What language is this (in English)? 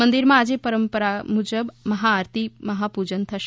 Gujarati